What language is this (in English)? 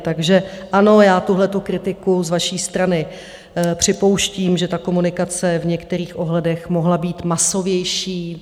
Czech